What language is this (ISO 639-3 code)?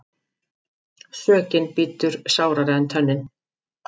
isl